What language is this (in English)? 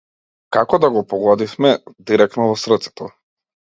Macedonian